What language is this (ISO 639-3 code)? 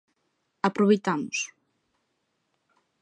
glg